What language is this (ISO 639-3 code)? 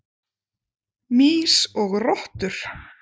isl